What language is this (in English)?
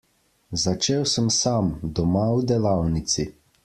Slovenian